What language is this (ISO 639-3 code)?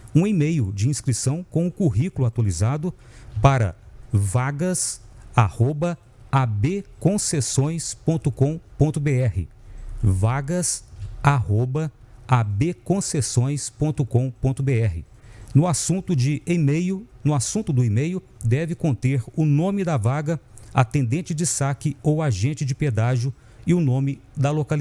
por